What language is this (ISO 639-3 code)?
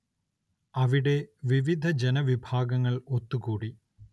mal